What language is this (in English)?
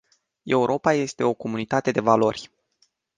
Romanian